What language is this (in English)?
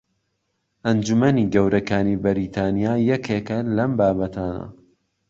Central Kurdish